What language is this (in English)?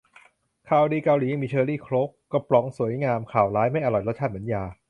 Thai